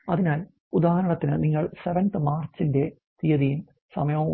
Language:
Malayalam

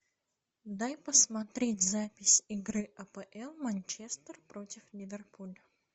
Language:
Russian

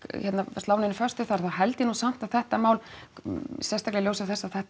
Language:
Icelandic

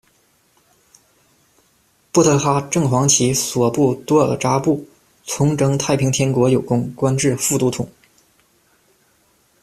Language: Chinese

